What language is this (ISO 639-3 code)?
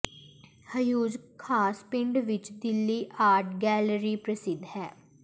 pan